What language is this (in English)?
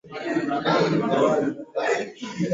Swahili